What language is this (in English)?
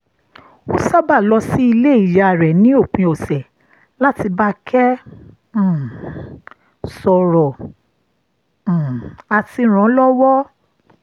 Yoruba